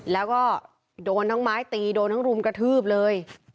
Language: Thai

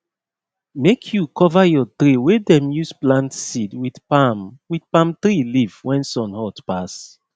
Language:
Nigerian Pidgin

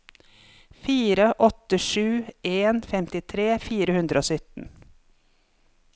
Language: Norwegian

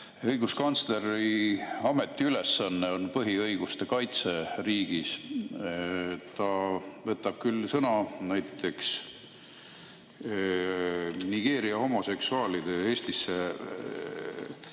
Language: Estonian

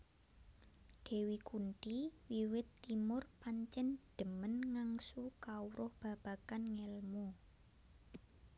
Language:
Javanese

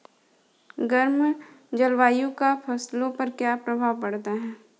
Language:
Hindi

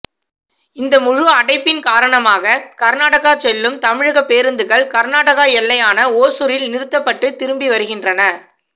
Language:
Tamil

